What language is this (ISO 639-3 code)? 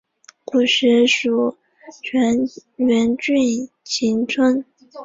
zho